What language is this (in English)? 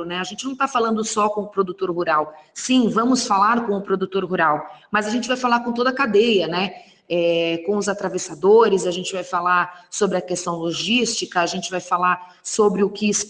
Portuguese